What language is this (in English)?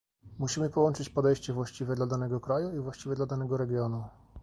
Polish